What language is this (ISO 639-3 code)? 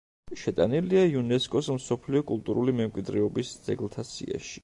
kat